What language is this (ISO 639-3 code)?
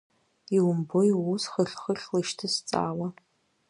abk